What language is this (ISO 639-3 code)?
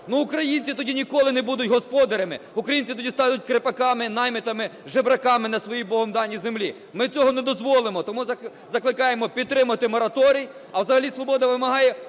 ukr